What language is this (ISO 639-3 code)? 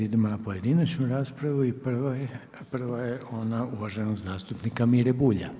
hrv